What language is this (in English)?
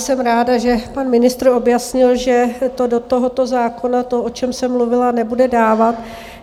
Czech